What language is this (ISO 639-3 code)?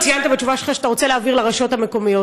heb